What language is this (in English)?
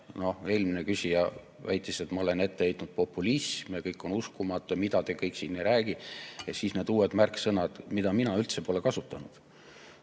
Estonian